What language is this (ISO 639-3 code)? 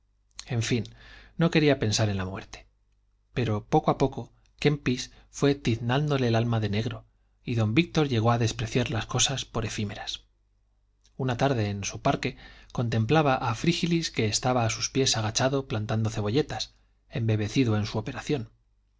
spa